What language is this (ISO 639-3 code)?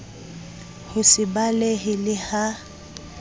sot